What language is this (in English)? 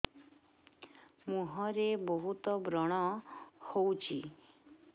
Odia